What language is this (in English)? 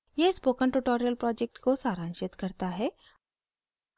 Hindi